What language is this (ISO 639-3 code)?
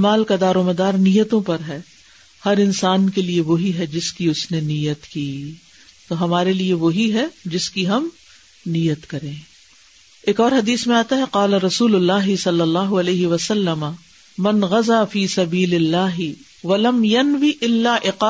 urd